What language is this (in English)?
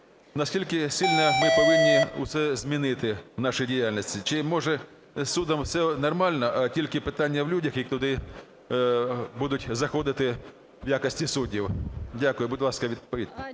Ukrainian